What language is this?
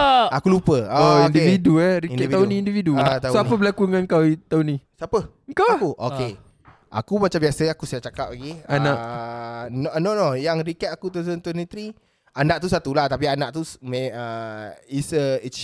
Malay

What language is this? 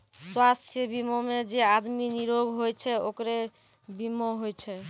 Maithili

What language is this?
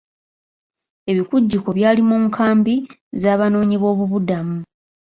Ganda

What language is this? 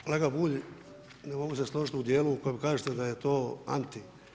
Croatian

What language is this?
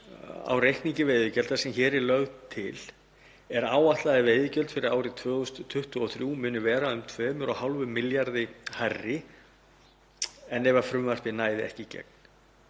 Icelandic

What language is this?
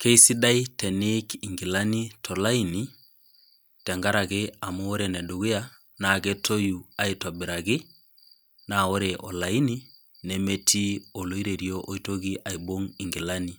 Masai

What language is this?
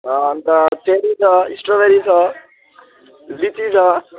Nepali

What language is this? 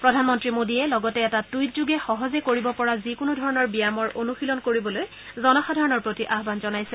Assamese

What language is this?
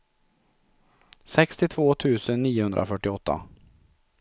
Swedish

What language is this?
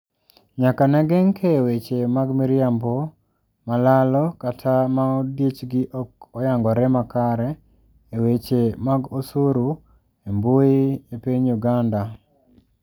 Luo (Kenya and Tanzania)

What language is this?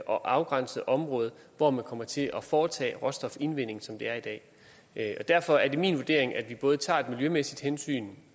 Danish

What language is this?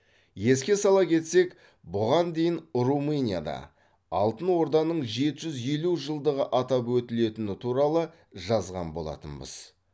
Kazakh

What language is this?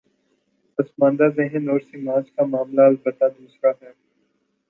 Urdu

